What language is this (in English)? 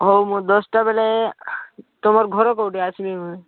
Odia